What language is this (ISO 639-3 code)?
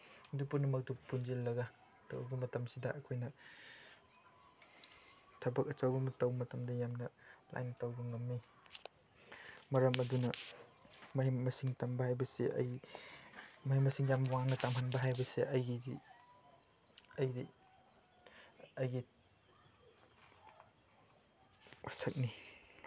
mni